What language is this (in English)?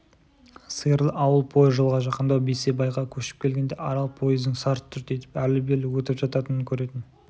Kazakh